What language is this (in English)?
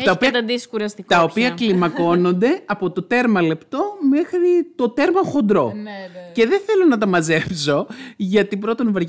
Greek